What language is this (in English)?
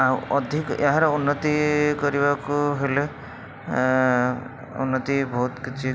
Odia